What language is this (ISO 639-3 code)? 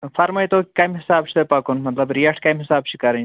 kas